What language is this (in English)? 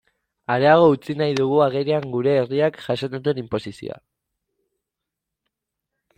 Basque